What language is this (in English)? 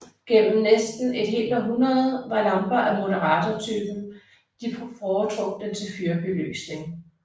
Danish